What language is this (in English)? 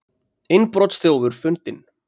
Icelandic